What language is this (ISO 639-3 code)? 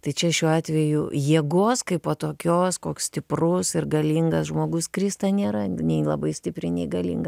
lit